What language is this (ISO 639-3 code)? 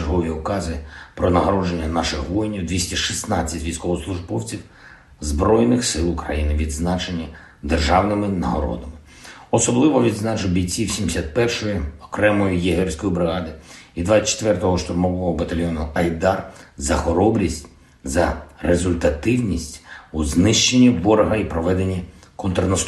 ukr